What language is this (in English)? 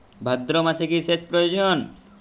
Bangla